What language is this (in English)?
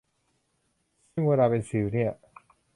Thai